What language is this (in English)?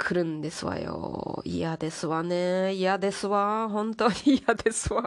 Japanese